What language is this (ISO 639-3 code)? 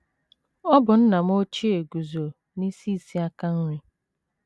ibo